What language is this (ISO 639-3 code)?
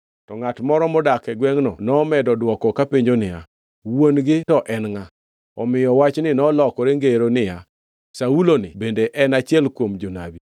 luo